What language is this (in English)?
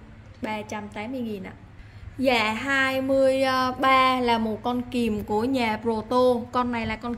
Vietnamese